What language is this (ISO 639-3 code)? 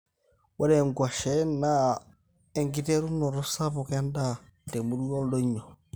mas